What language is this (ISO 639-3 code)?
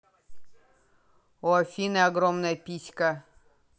rus